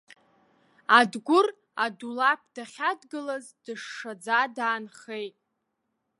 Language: Abkhazian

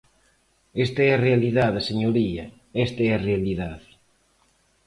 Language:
Galician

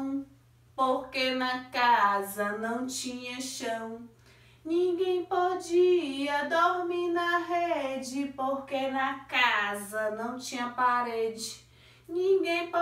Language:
Portuguese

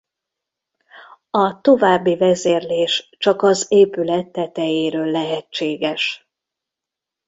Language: Hungarian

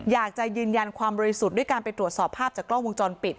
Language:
Thai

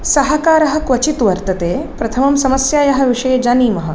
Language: Sanskrit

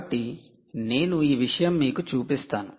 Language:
Telugu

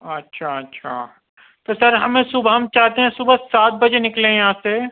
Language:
Urdu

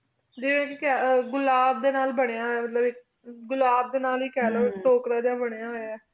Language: Punjabi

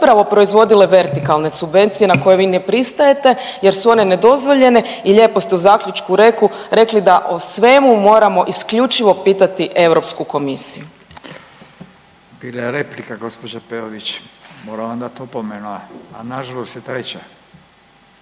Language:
Croatian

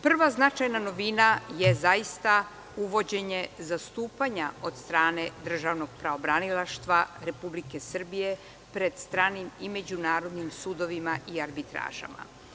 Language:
Serbian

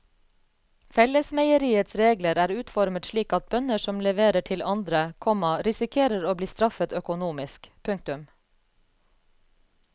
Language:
Norwegian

